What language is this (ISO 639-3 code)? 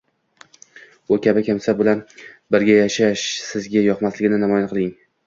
uzb